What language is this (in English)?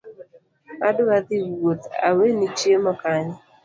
Luo (Kenya and Tanzania)